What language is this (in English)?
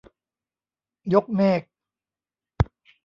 Thai